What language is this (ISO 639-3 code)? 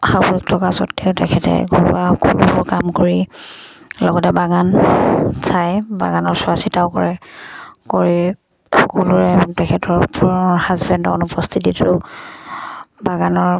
asm